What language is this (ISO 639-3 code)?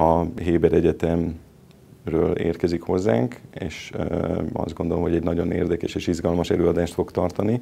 hun